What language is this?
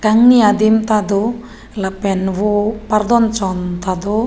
Karbi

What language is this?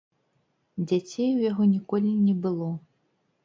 Belarusian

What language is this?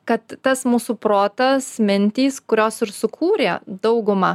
Lithuanian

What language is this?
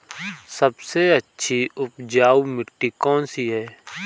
Hindi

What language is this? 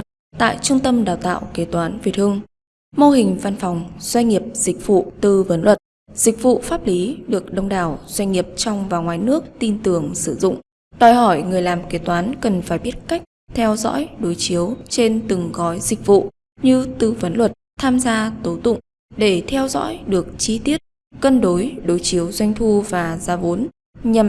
Vietnamese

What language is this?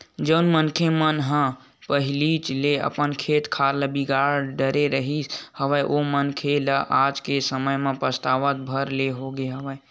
Chhattisgarhi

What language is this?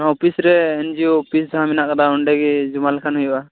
Santali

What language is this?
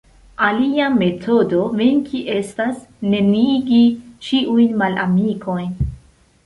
Esperanto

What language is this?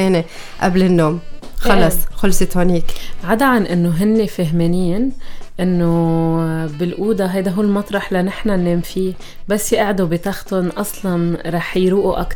Arabic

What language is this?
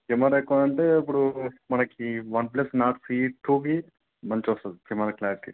Telugu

